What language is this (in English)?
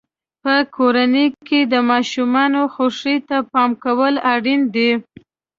Pashto